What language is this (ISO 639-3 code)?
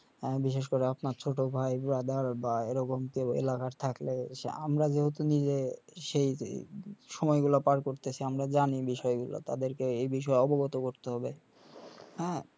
ben